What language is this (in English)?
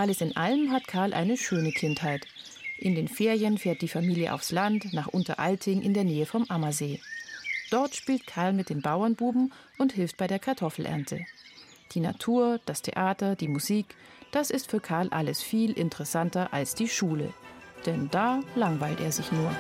German